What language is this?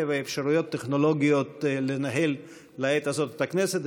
Hebrew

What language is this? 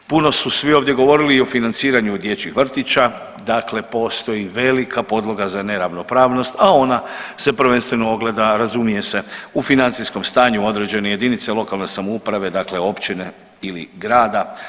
Croatian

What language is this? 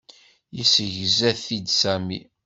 Kabyle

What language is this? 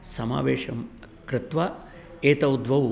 Sanskrit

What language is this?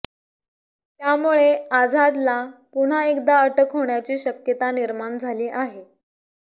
Marathi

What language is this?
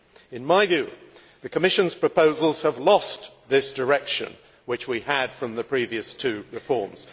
English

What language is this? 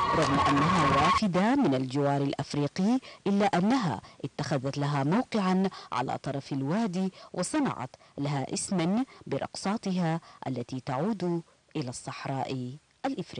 Arabic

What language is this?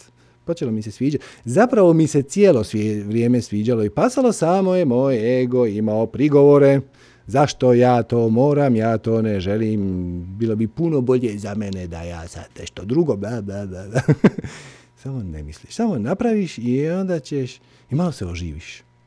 Croatian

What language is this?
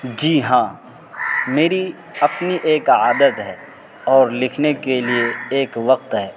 Urdu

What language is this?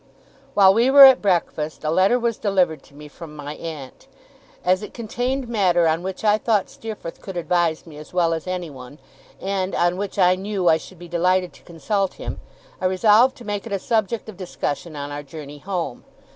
English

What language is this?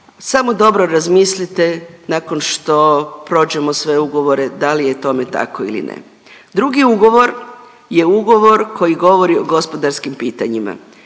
Croatian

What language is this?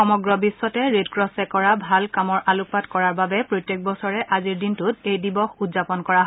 Assamese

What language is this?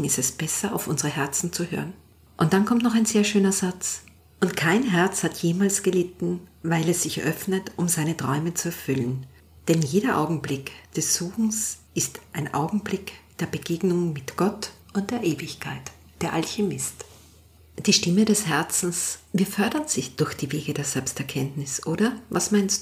German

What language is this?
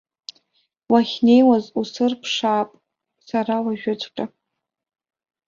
Abkhazian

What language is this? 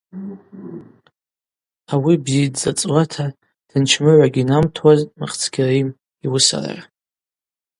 Abaza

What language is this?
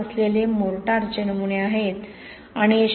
Marathi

